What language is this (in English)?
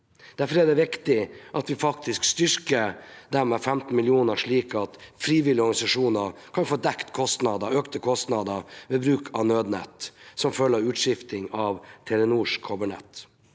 Norwegian